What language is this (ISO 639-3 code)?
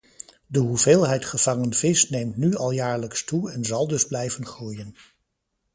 nld